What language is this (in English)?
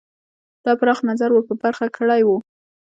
Pashto